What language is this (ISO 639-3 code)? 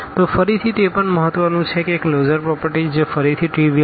guj